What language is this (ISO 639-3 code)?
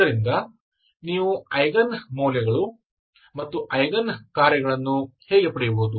kan